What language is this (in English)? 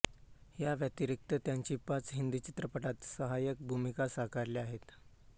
Marathi